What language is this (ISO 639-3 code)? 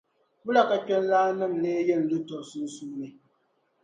dag